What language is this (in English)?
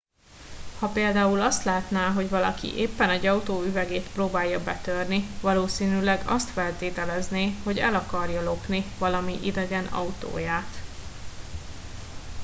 Hungarian